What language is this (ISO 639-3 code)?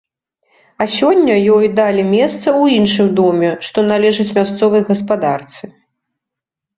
bel